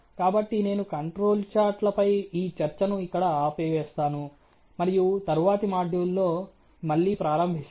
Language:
Telugu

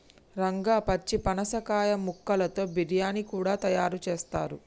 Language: Telugu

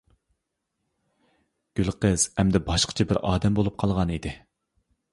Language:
Uyghur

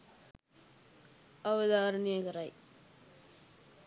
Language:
Sinhala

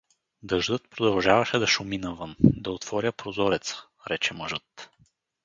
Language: Bulgarian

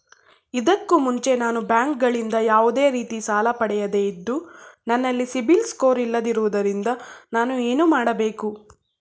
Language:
Kannada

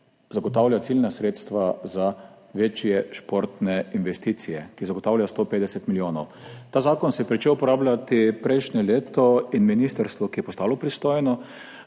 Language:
Slovenian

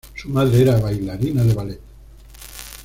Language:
Spanish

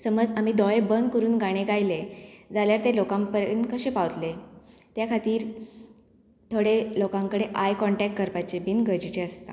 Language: Konkani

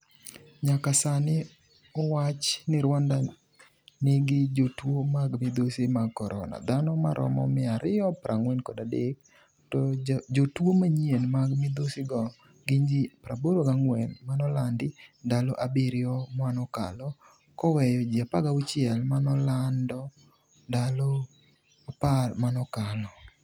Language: Luo (Kenya and Tanzania)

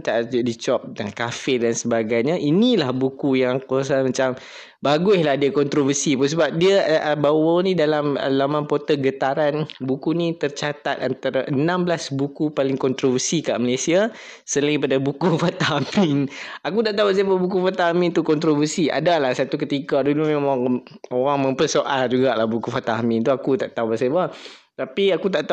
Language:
Malay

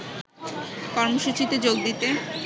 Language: Bangla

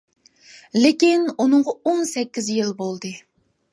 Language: Uyghur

